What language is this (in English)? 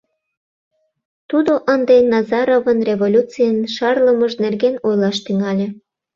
Mari